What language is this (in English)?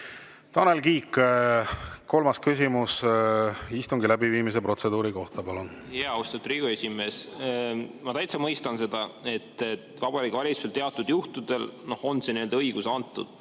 Estonian